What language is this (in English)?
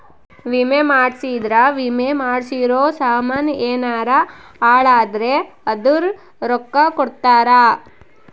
Kannada